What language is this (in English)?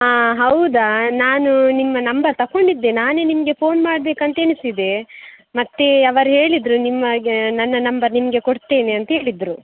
Kannada